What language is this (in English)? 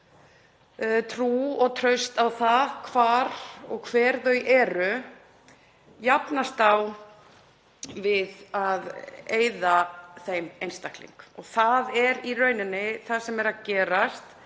Icelandic